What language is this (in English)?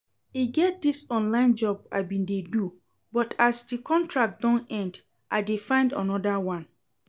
Nigerian Pidgin